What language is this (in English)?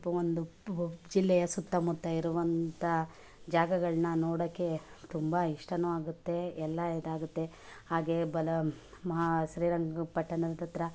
Kannada